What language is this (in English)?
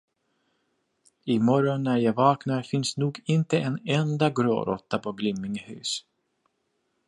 Swedish